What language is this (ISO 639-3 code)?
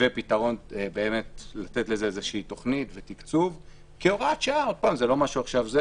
heb